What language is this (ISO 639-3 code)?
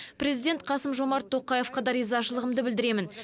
kaz